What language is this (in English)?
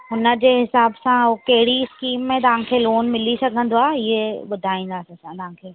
Sindhi